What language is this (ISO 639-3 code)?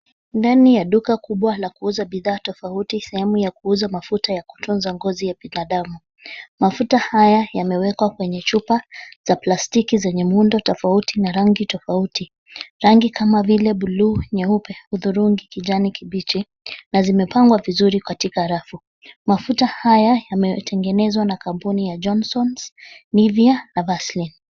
swa